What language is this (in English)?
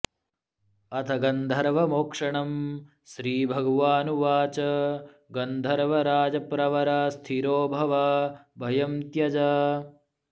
Sanskrit